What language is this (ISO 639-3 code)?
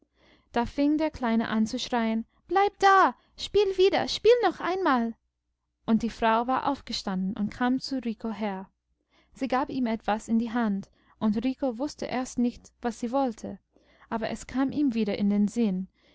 deu